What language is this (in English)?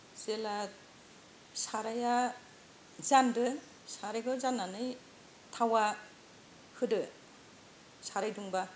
Bodo